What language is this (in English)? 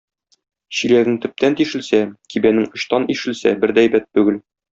Tatar